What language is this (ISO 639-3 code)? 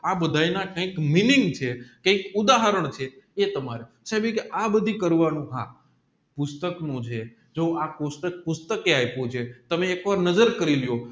guj